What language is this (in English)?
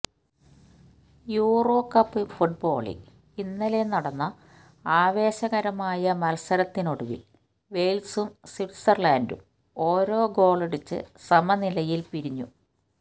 Malayalam